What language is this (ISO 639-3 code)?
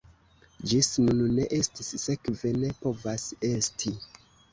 epo